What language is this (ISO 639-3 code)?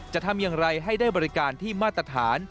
tha